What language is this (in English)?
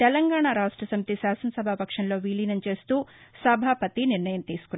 Telugu